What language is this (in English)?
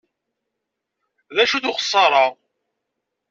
Kabyle